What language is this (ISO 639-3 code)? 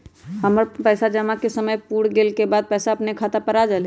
mag